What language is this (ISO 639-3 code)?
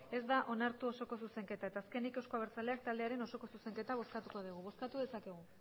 eus